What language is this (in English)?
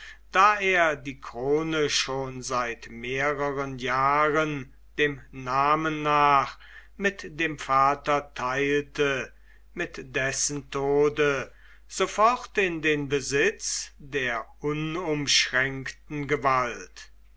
German